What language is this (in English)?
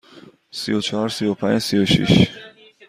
Persian